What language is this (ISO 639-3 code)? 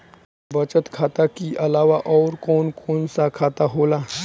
bho